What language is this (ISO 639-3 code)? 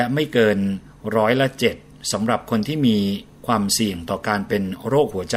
tha